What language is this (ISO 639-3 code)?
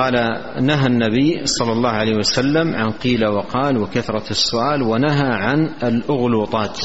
ara